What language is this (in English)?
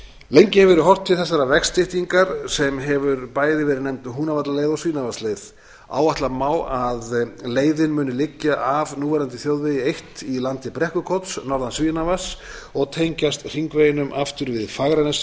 Icelandic